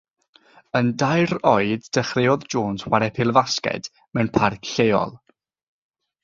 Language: Welsh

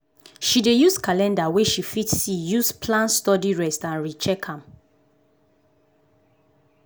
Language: Nigerian Pidgin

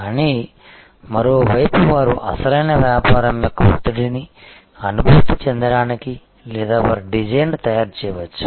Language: Telugu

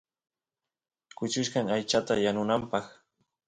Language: Santiago del Estero Quichua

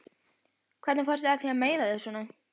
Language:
Icelandic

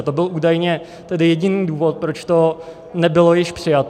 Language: Czech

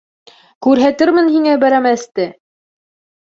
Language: Bashkir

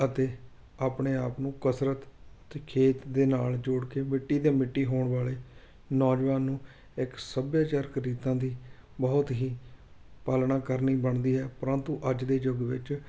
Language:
Punjabi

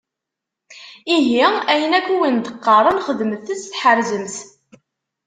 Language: Kabyle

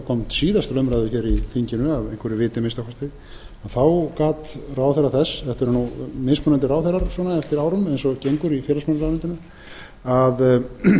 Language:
Icelandic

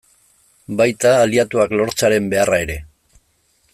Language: Basque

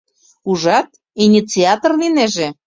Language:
Mari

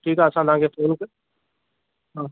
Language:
Sindhi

